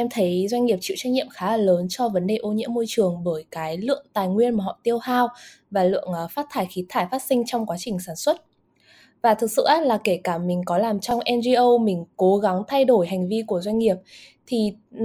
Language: Vietnamese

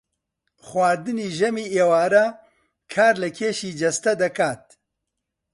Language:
Central Kurdish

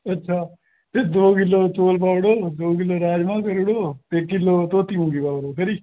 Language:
Dogri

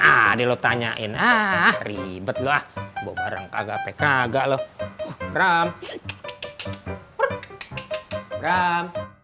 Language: Indonesian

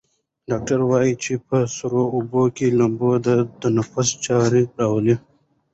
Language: Pashto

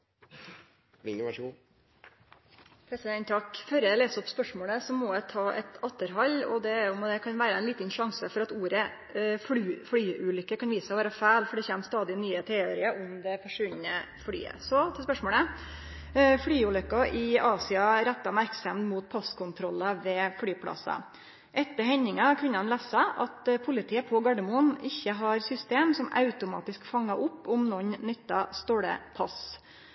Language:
Norwegian Nynorsk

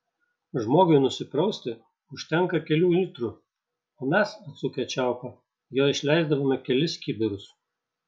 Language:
Lithuanian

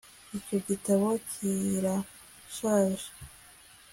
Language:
Kinyarwanda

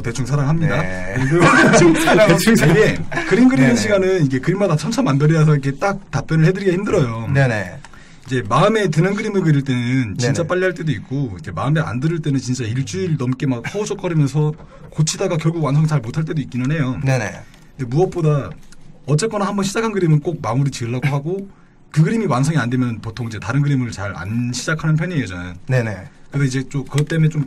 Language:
Korean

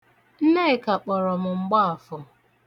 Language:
Igbo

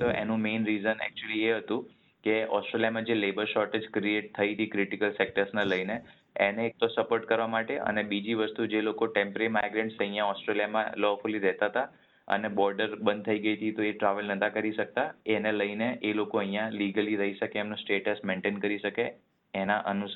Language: Gujarati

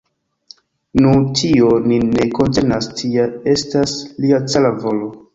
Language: Esperanto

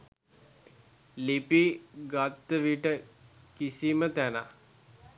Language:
Sinhala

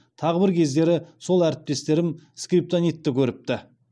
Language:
Kazakh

